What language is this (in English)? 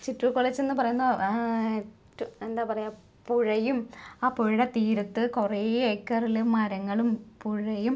Malayalam